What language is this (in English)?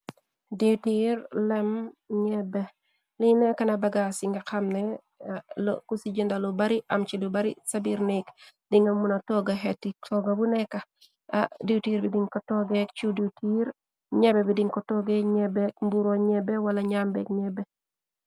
Wolof